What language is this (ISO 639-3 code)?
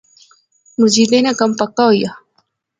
phr